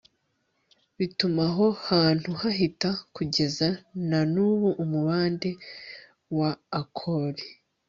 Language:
Kinyarwanda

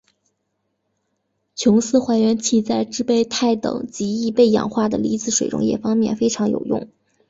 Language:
Chinese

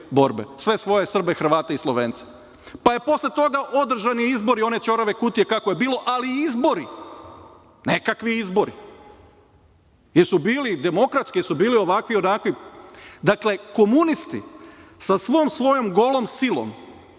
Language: Serbian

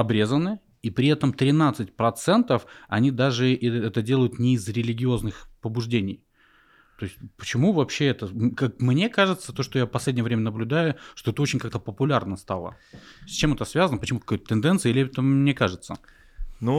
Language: Russian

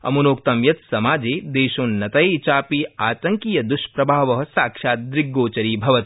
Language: Sanskrit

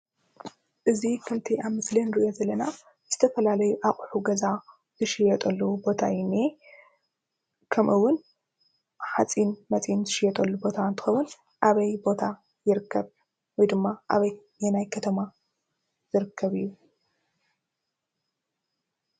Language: Tigrinya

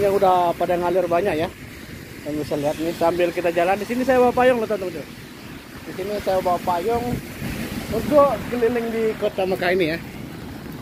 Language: Indonesian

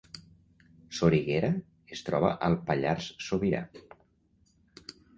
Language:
Catalan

